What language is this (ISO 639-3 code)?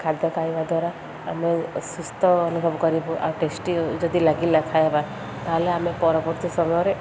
ori